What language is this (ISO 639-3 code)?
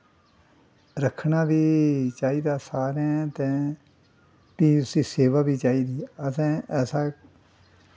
doi